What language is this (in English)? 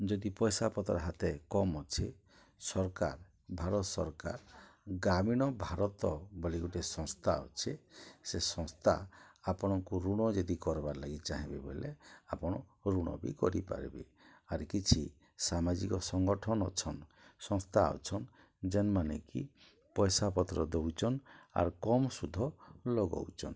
Odia